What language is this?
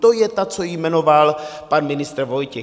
Czech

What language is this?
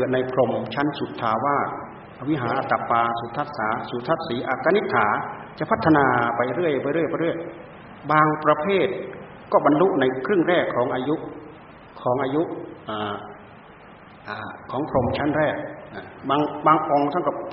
Thai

